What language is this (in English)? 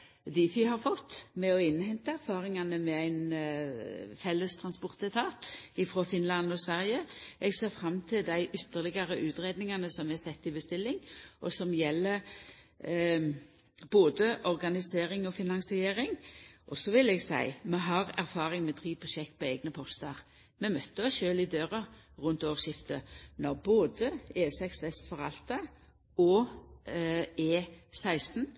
Norwegian Nynorsk